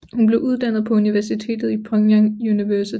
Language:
Danish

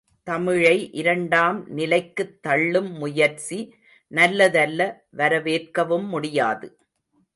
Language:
Tamil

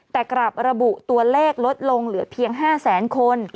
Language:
Thai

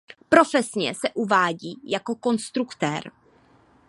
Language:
Czech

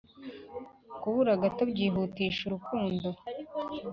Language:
Kinyarwanda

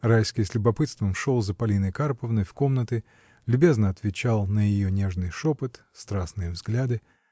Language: Russian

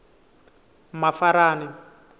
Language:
Tsonga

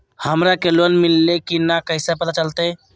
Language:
Magahi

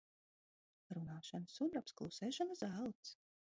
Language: Latvian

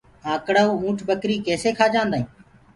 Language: Gurgula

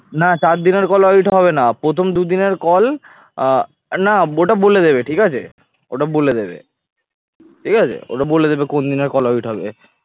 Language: Bangla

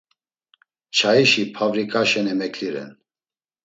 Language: Laz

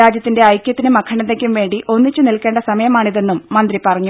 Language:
Malayalam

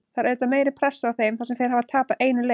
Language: Icelandic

